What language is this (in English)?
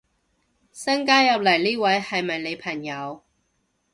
Cantonese